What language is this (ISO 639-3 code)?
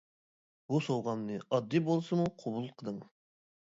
uig